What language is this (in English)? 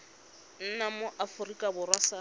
Tswana